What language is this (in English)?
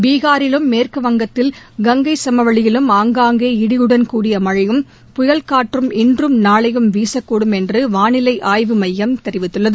Tamil